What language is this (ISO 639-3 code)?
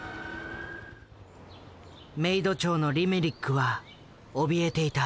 jpn